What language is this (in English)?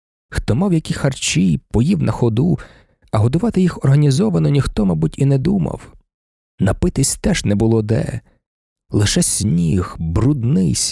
Ukrainian